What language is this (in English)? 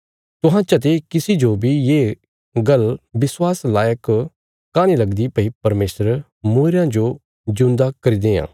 Bilaspuri